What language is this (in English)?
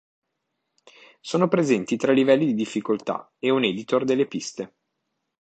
Italian